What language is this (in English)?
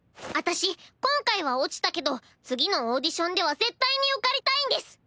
Japanese